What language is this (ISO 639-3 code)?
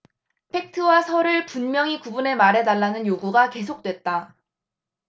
kor